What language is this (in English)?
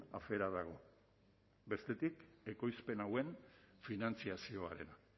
Basque